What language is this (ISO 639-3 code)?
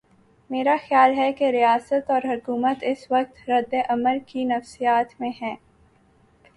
urd